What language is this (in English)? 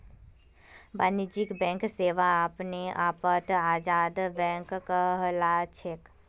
Magahi